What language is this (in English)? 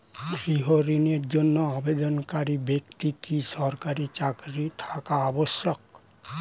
Bangla